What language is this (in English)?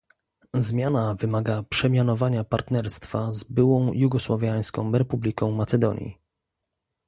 Polish